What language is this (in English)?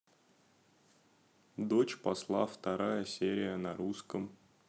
Russian